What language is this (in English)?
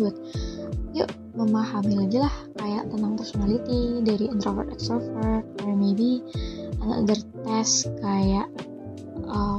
Indonesian